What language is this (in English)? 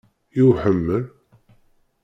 Kabyle